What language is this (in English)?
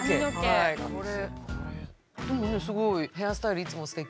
Japanese